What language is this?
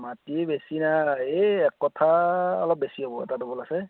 Assamese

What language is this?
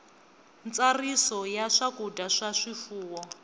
Tsonga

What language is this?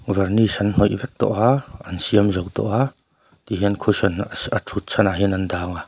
Mizo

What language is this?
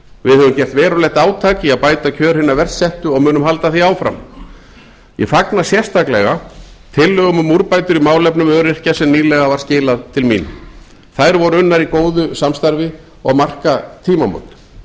Icelandic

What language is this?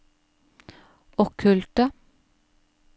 Norwegian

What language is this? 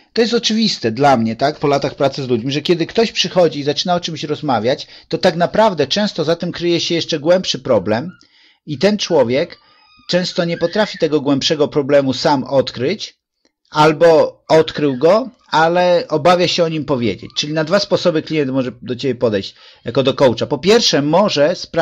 Polish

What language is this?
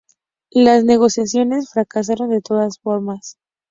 Spanish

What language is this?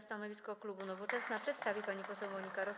Polish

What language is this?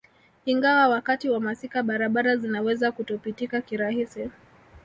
Swahili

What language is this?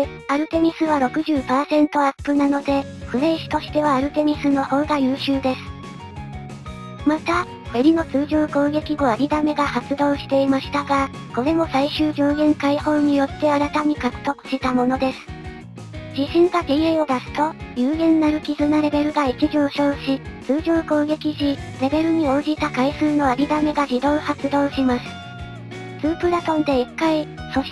Japanese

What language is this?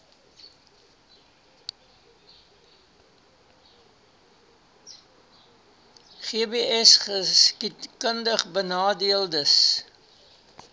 Afrikaans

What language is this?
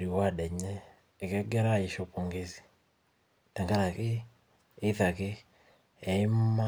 Masai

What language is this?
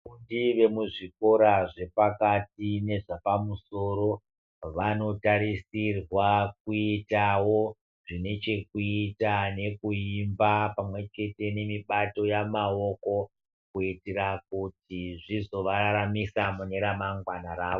Ndau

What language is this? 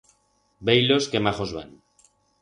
Aragonese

